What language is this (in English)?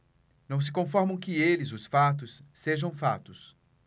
Portuguese